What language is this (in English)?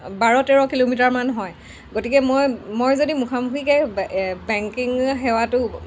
Assamese